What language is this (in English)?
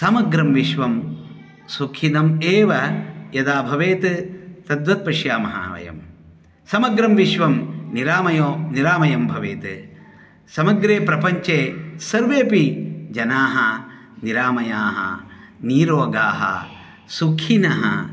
Sanskrit